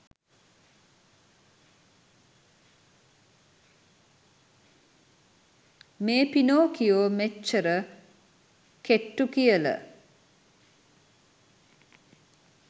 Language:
Sinhala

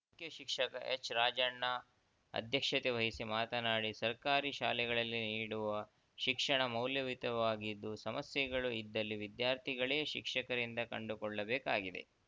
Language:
Kannada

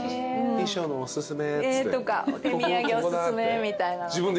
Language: Japanese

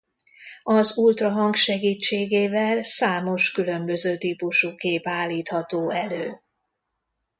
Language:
Hungarian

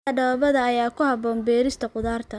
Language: Somali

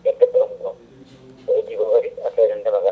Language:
Fula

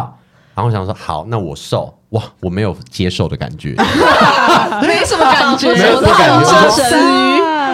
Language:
Chinese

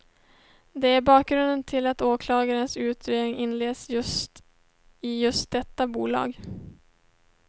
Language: Swedish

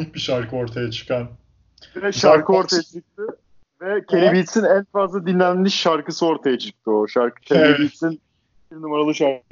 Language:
Turkish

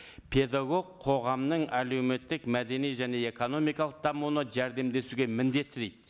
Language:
Kazakh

